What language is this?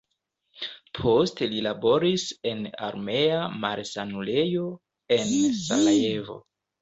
Esperanto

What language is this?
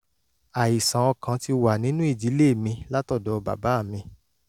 Yoruba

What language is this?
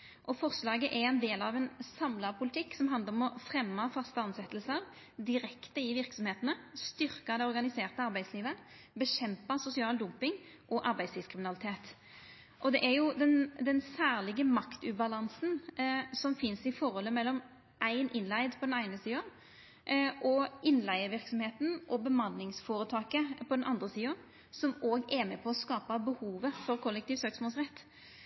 Norwegian Nynorsk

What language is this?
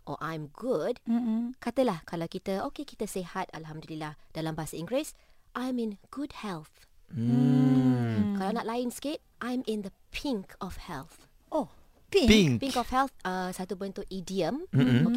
Malay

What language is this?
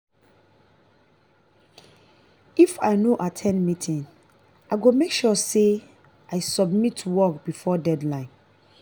Nigerian Pidgin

